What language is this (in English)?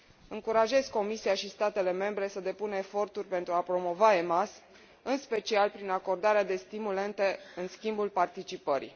Romanian